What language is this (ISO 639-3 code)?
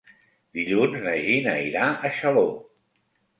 cat